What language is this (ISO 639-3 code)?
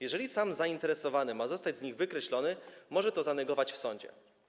pol